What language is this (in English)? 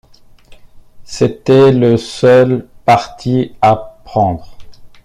French